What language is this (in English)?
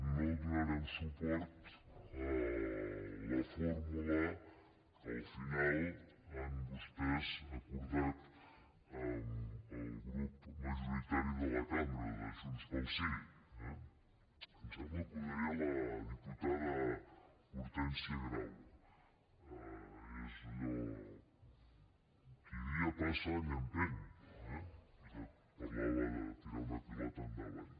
Catalan